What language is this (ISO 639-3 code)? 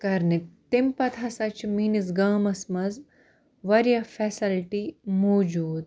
kas